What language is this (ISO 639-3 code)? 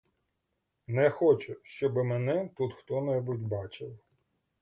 ukr